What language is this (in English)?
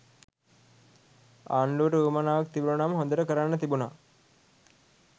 Sinhala